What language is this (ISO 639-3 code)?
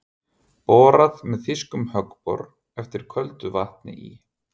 isl